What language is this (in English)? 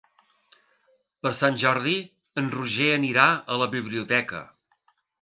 Catalan